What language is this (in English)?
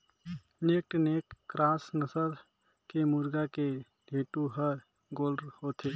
Chhattisgarhi